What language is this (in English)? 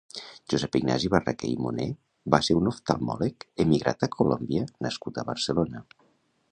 Catalan